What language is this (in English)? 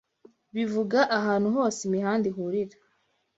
Kinyarwanda